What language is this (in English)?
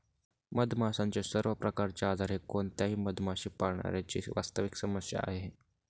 Marathi